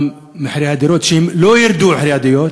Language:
Hebrew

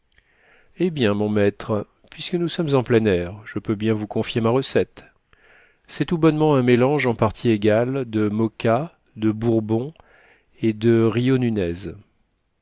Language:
French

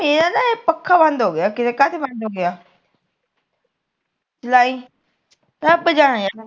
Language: Punjabi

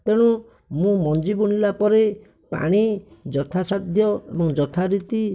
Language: Odia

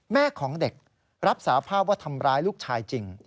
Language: Thai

